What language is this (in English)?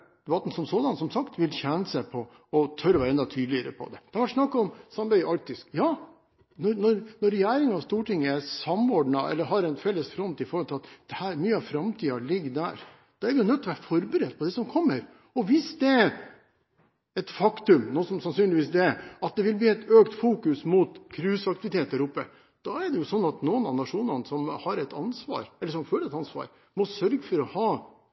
Norwegian Bokmål